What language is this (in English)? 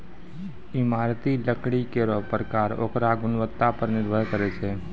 Maithili